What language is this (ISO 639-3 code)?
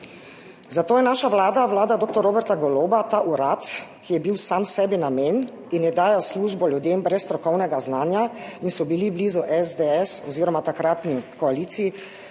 slv